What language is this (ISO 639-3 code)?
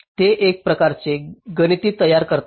mar